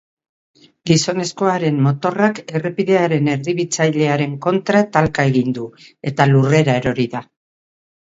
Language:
Basque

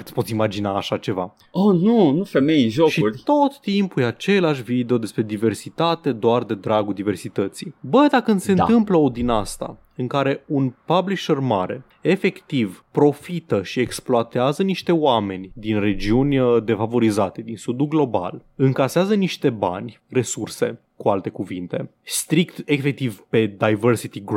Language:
Romanian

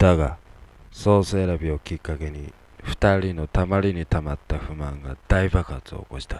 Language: Japanese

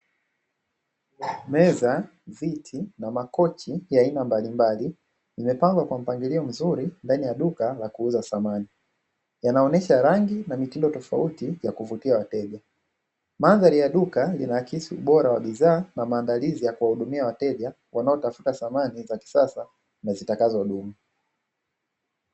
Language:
Swahili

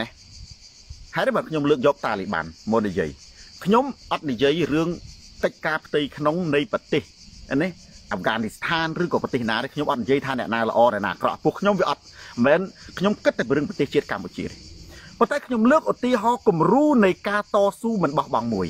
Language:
Thai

